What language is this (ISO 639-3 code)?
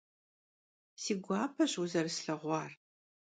kbd